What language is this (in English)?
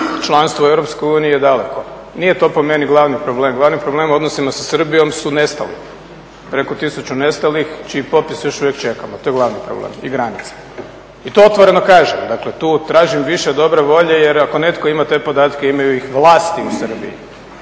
Croatian